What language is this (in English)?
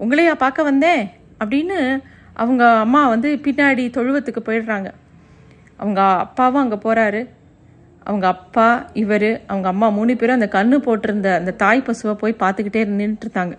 Tamil